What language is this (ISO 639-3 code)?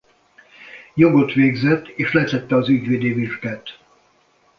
hun